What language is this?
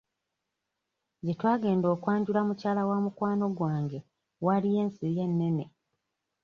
Ganda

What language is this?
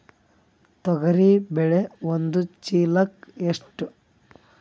Kannada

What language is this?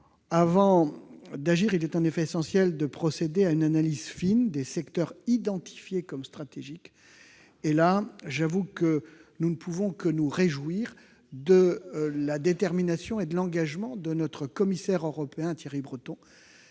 French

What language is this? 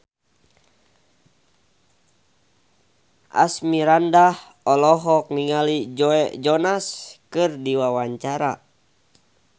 Sundanese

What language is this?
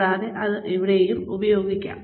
Malayalam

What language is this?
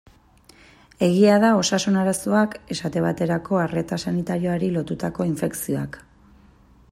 Basque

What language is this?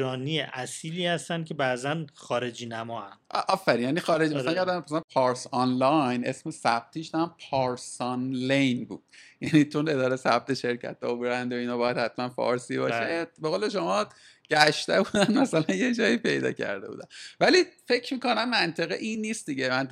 Persian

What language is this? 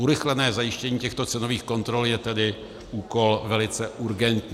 Czech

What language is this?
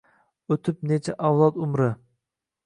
Uzbek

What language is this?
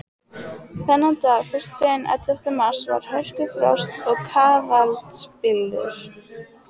Icelandic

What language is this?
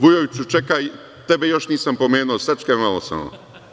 Serbian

